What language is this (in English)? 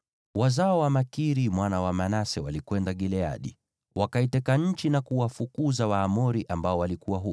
Swahili